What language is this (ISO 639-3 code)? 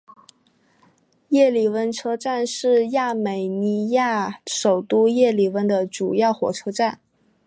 zho